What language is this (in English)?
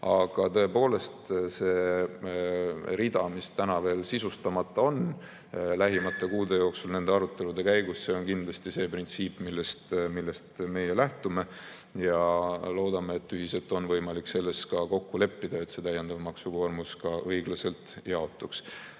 Estonian